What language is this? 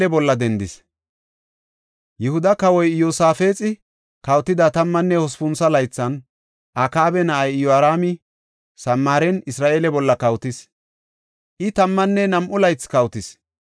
Gofa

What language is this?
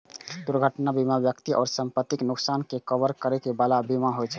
Maithili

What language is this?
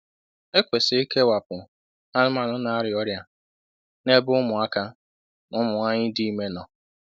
Igbo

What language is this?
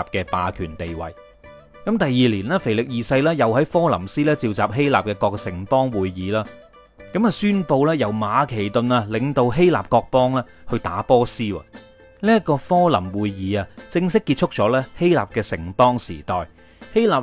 Chinese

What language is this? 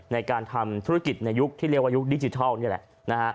Thai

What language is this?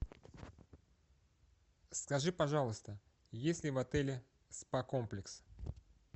Russian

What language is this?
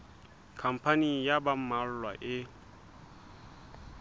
Southern Sotho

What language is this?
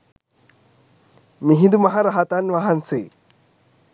Sinhala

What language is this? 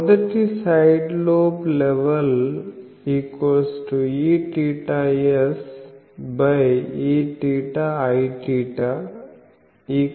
Telugu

